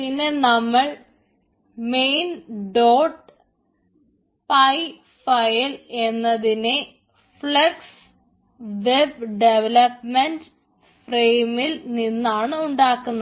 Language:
Malayalam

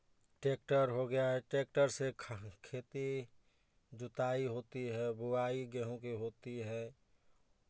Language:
Hindi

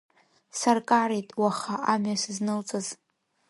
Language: Abkhazian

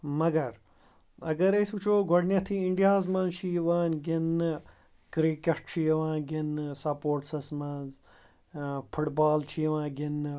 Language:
Kashmiri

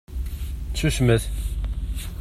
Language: Kabyle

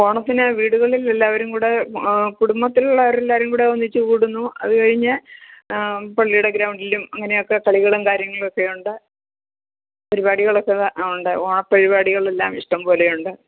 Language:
Malayalam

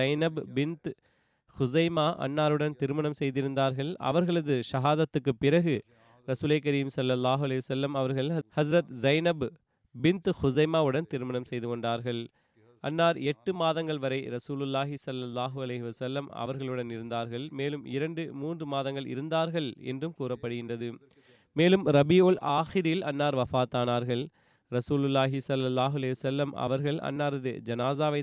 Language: Tamil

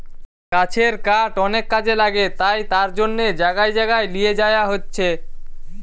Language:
Bangla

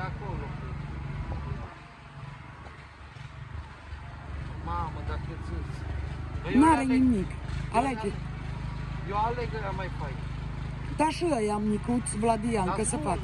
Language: Romanian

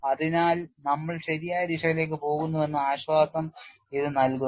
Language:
Malayalam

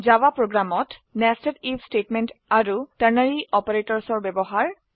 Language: Assamese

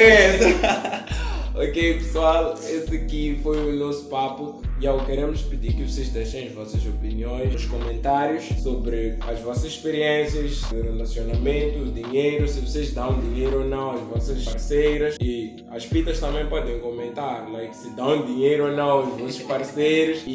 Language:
Portuguese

